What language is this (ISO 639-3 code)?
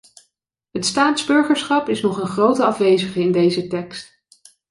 nld